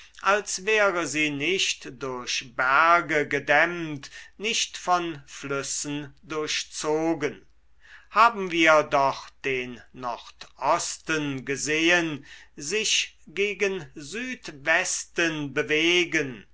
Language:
German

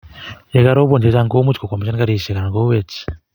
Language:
Kalenjin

